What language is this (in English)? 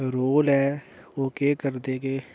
Dogri